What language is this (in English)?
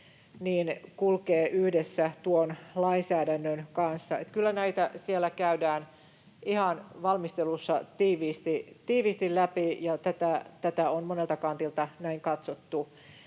Finnish